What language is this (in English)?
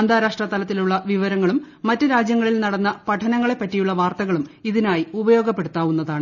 Malayalam